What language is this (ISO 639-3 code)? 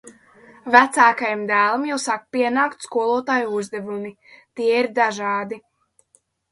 lav